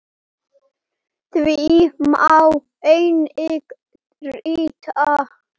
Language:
Icelandic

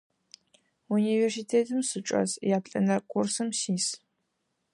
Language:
Adyghe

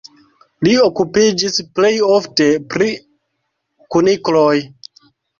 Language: Esperanto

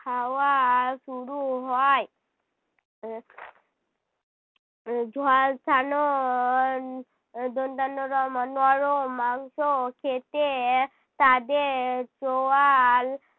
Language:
Bangla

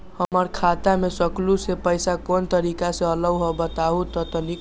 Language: Magahi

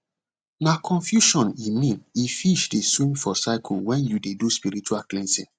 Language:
Nigerian Pidgin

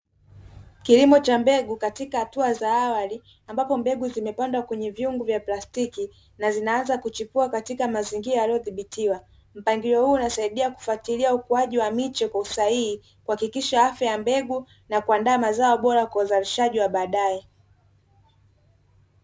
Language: Swahili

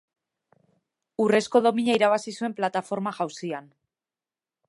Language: Basque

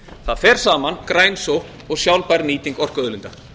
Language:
Icelandic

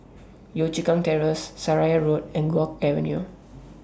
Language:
English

